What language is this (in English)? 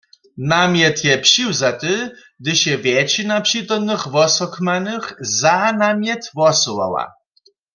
Upper Sorbian